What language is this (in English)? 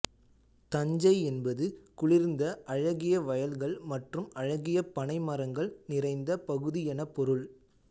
Tamil